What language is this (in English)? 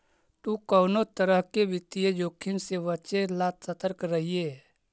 Magahi